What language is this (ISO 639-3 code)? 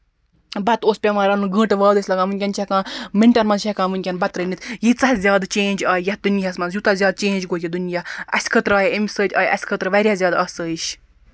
kas